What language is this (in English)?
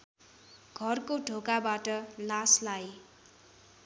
Nepali